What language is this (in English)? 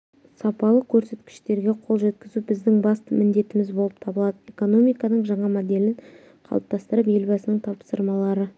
Kazakh